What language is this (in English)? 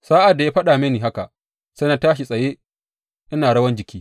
Hausa